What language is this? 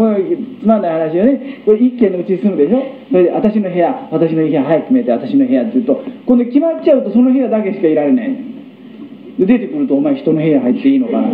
Japanese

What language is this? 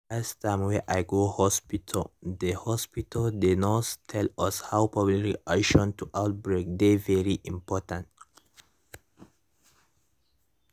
Nigerian Pidgin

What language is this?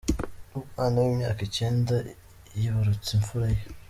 Kinyarwanda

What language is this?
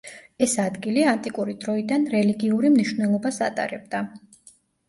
Georgian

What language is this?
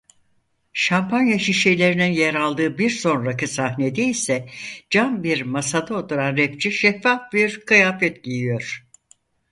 Turkish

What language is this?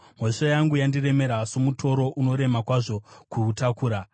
Shona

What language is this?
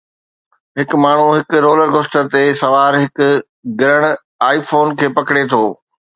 Sindhi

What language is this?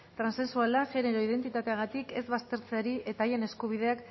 Basque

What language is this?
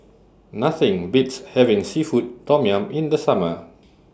English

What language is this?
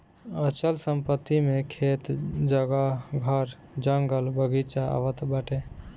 Bhojpuri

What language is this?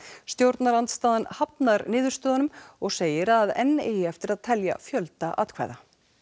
Icelandic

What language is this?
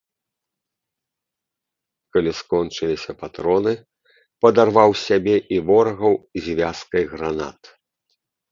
Belarusian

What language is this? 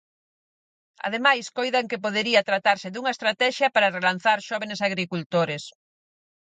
Galician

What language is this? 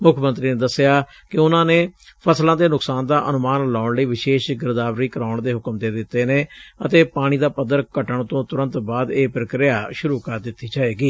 Punjabi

